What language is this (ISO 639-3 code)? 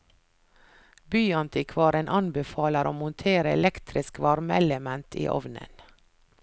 nor